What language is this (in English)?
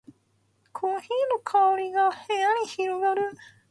Japanese